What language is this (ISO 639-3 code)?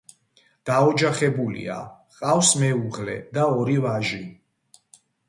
kat